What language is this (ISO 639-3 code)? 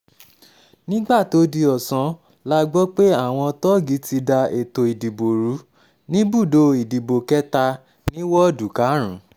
yor